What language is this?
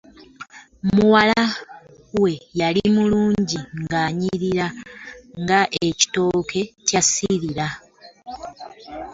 Ganda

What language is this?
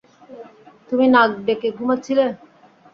Bangla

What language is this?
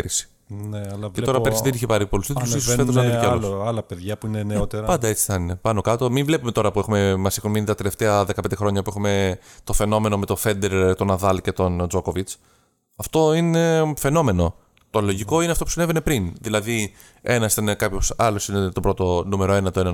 Greek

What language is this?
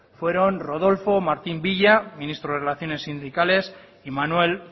Spanish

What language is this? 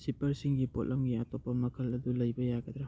Manipuri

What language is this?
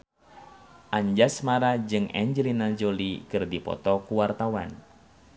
Sundanese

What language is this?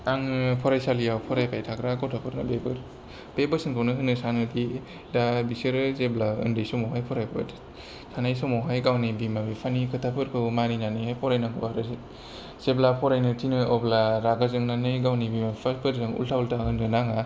Bodo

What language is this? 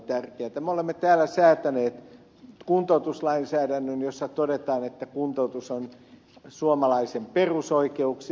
Finnish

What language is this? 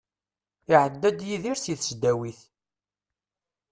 Kabyle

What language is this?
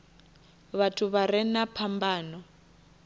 Venda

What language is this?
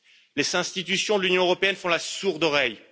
French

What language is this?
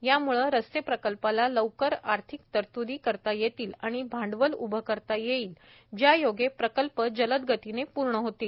Marathi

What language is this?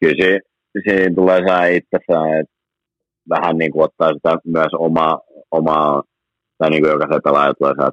Finnish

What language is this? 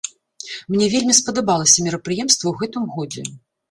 Belarusian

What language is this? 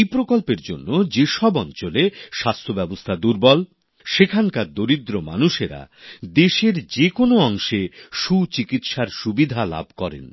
Bangla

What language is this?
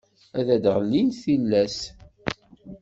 Kabyle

